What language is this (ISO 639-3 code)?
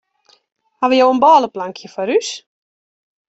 fry